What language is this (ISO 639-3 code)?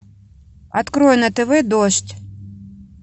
rus